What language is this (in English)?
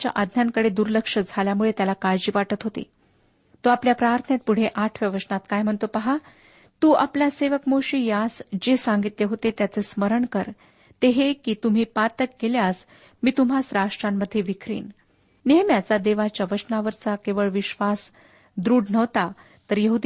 Marathi